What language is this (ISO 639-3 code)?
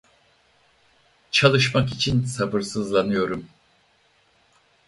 tur